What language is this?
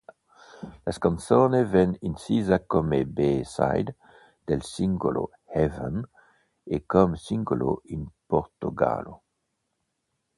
Italian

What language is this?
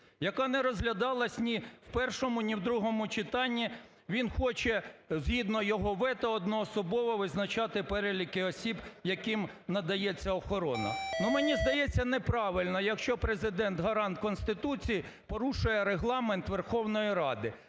Ukrainian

